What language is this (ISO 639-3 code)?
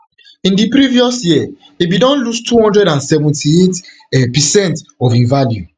pcm